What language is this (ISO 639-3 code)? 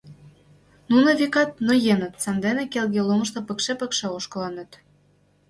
chm